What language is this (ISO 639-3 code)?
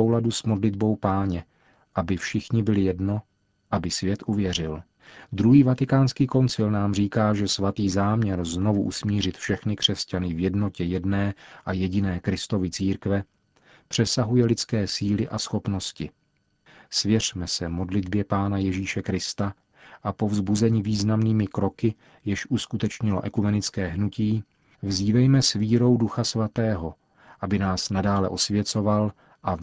ces